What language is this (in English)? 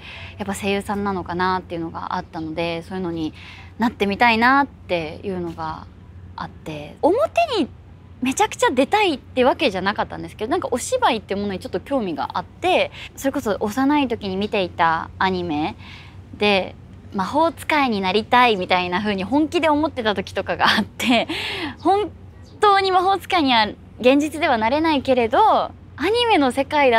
Japanese